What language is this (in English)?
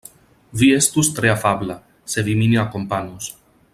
Esperanto